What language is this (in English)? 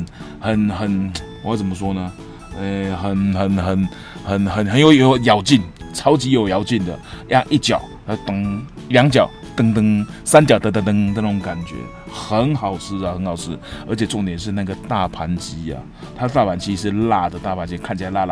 Chinese